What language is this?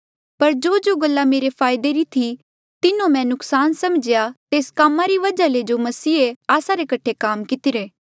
Mandeali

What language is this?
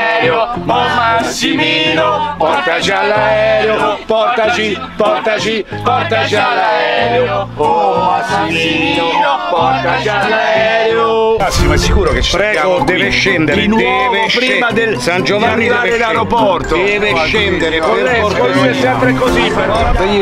Italian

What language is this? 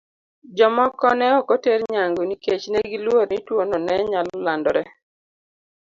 Luo (Kenya and Tanzania)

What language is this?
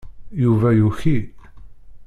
Kabyle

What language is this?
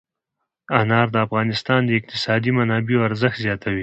Pashto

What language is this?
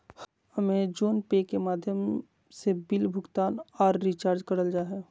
Magahi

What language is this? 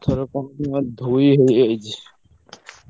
Odia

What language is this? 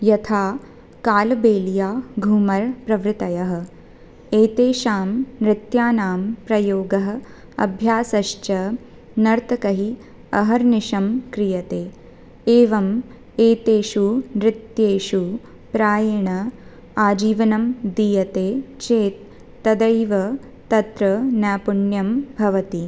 Sanskrit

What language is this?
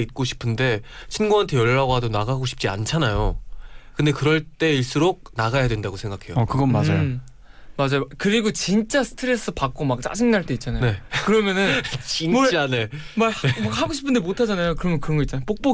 Korean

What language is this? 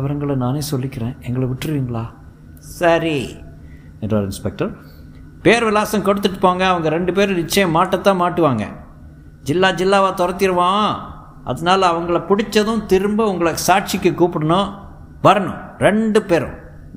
Tamil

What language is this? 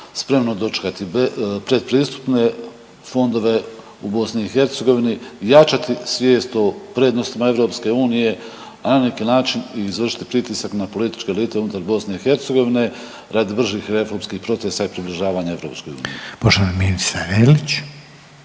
Croatian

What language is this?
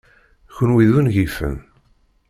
Kabyle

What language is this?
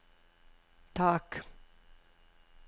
Norwegian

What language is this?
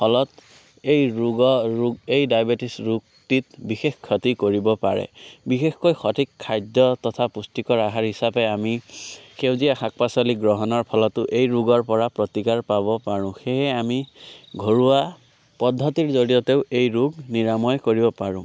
Assamese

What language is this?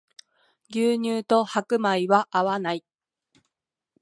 Japanese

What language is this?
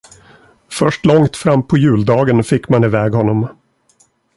Swedish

